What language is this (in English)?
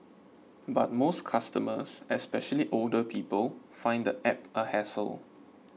English